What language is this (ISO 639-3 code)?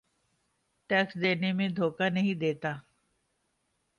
urd